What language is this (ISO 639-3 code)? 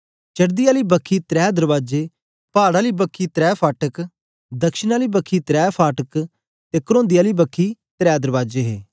doi